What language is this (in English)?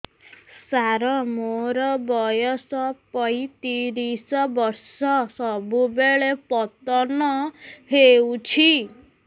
Odia